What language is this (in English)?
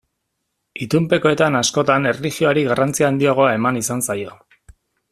Basque